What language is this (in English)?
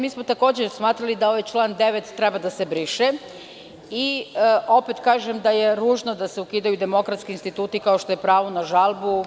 Serbian